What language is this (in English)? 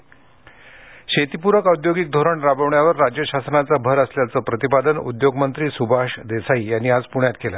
Marathi